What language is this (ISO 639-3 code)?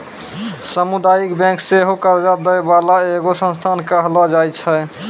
mai